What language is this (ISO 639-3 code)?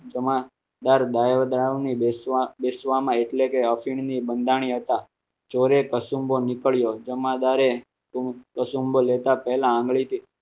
guj